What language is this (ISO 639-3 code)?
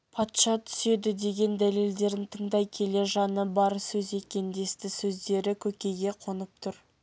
kaz